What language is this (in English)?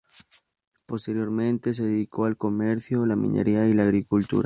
Spanish